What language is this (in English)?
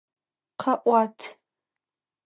Adyghe